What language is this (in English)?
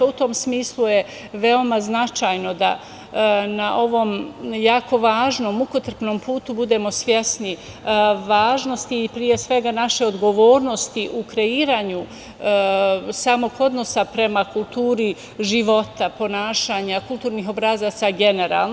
Serbian